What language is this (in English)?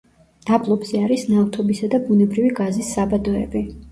Georgian